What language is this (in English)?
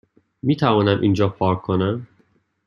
Persian